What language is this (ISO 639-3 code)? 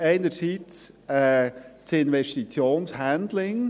gsw